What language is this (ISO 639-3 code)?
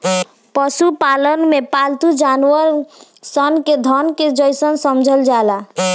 bho